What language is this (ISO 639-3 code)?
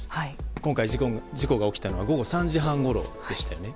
jpn